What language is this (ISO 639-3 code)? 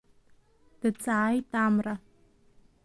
abk